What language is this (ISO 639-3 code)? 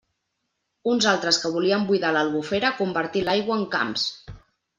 cat